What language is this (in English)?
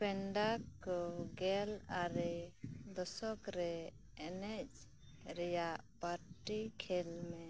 Santali